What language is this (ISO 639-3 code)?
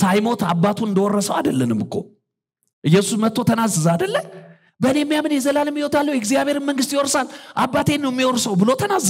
ara